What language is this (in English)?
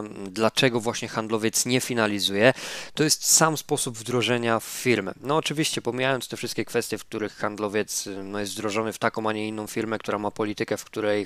Polish